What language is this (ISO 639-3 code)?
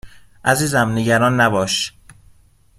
fas